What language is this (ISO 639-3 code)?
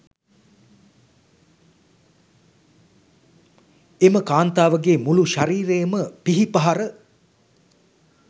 sin